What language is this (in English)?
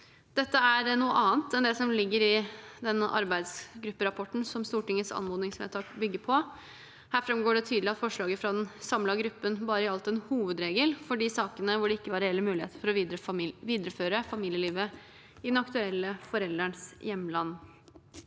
Norwegian